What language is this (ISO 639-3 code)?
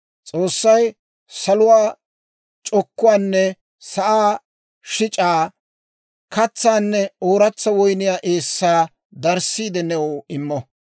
dwr